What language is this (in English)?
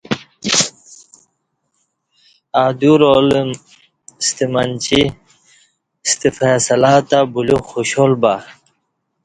Kati